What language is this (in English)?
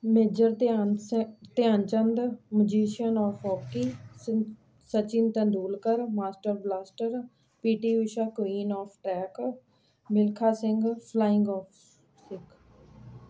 Punjabi